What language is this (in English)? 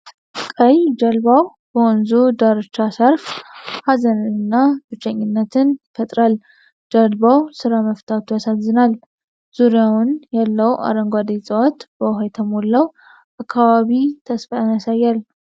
Amharic